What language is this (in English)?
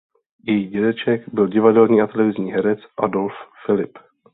Czech